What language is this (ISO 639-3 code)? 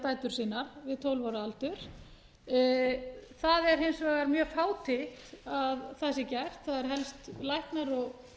isl